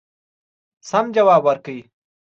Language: Pashto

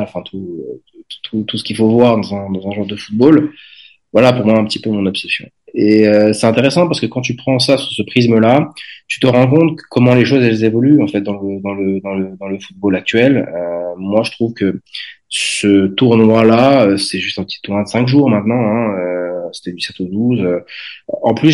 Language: French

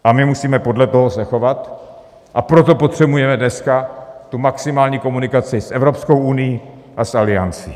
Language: Czech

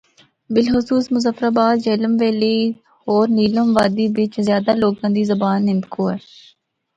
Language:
Northern Hindko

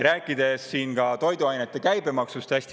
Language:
Estonian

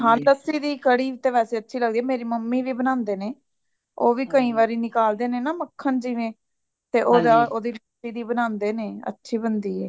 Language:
Punjabi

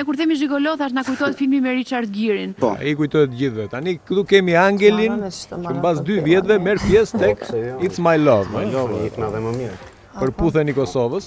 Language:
Romanian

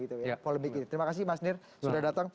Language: Indonesian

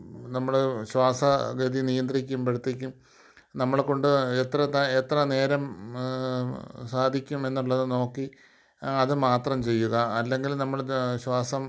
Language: Malayalam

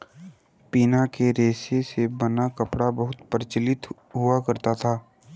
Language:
Hindi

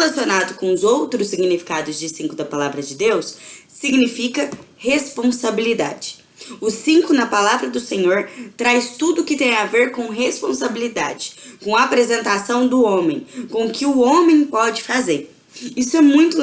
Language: Portuguese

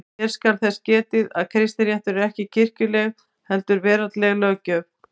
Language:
Icelandic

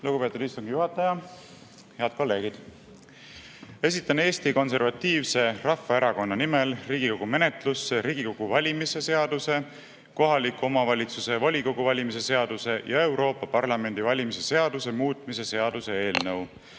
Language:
Estonian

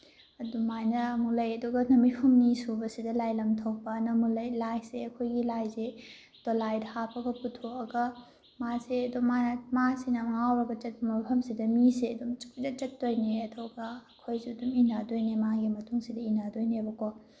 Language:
Manipuri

